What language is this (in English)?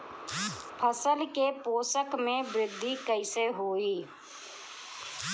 Bhojpuri